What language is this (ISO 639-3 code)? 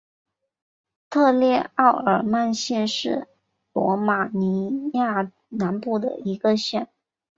zho